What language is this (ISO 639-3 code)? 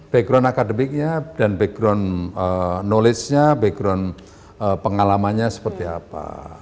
ind